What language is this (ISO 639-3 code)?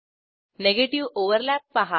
mar